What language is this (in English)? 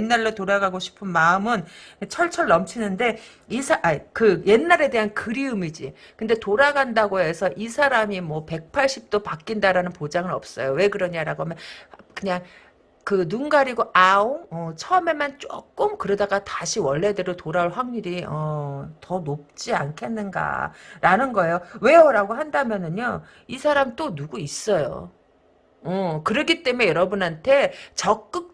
Korean